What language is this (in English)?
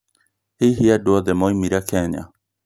Kikuyu